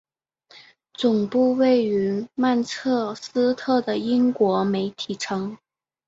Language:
Chinese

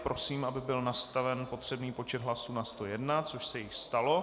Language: Czech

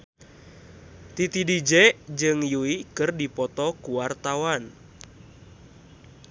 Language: Sundanese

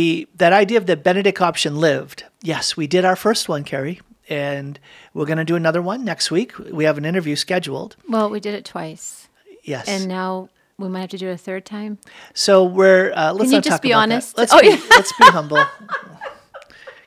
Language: English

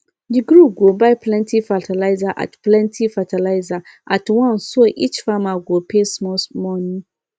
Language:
Nigerian Pidgin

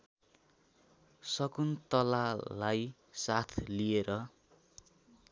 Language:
Nepali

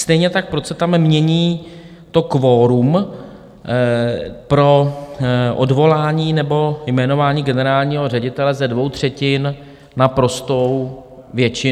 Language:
Czech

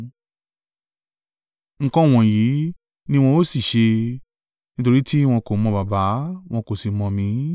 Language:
Yoruba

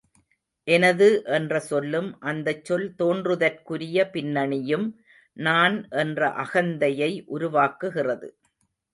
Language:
Tamil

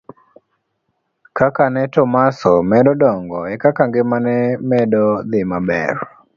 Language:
Luo (Kenya and Tanzania)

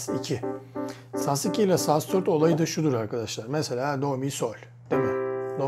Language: Turkish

